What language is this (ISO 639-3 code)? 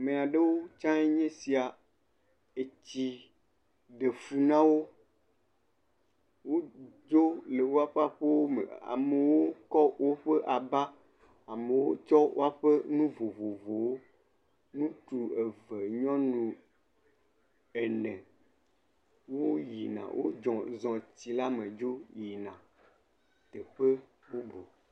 ewe